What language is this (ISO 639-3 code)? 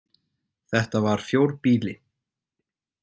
isl